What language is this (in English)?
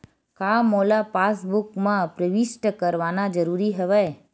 Chhattisgarhi